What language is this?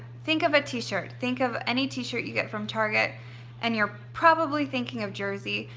English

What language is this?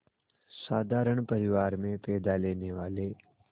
Hindi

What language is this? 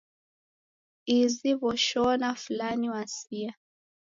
Taita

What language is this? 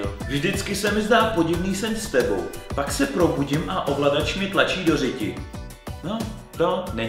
Czech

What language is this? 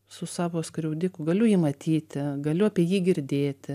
Lithuanian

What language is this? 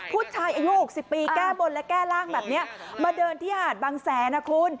Thai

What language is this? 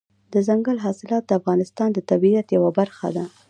Pashto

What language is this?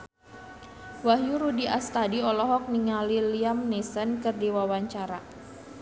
Sundanese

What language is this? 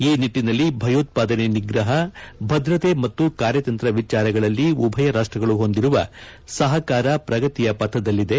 Kannada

